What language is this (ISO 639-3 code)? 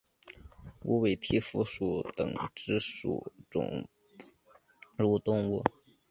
zho